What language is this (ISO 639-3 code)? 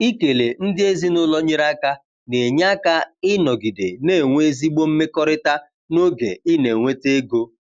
ibo